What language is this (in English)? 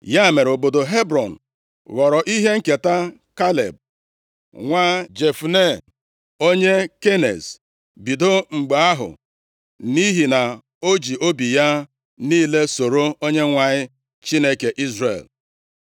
Igbo